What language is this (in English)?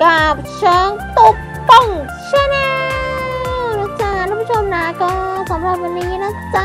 Thai